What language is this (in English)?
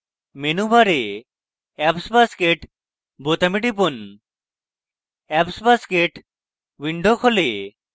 Bangla